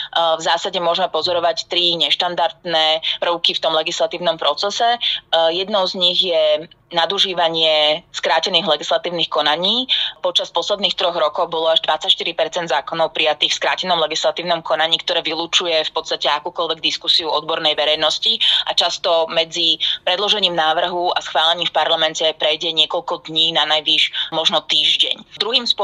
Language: Slovak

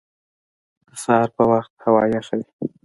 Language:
Pashto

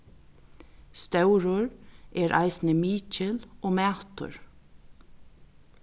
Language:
Faroese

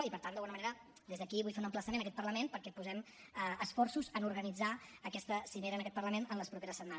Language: Catalan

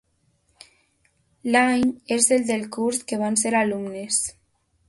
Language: Catalan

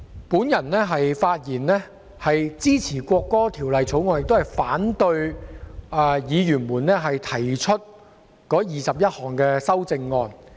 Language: Cantonese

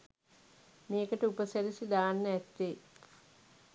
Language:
Sinhala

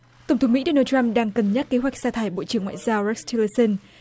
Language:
Vietnamese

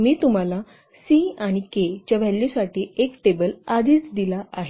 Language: Marathi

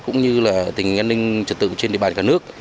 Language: Vietnamese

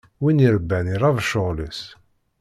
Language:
Kabyle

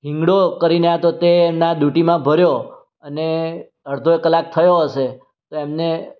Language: Gujarati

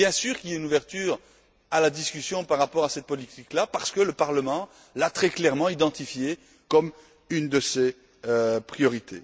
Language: French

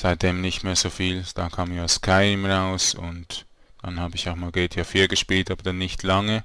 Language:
German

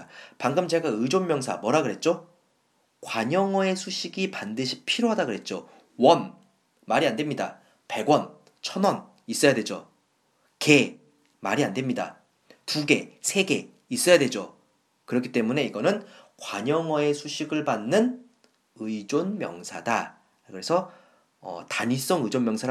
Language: Korean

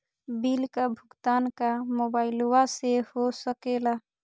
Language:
Magahi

